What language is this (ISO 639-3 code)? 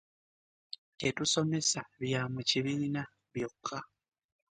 lug